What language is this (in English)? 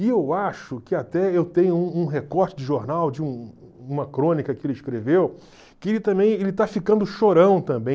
Portuguese